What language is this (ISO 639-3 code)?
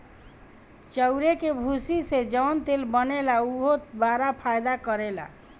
bho